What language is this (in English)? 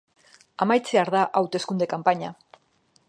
Basque